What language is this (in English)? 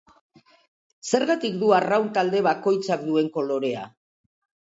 Basque